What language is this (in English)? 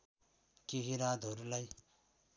Nepali